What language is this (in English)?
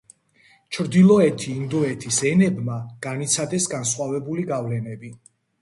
Georgian